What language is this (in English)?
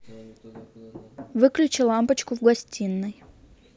Russian